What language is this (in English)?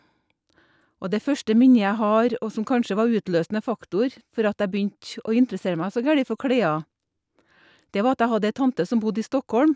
Norwegian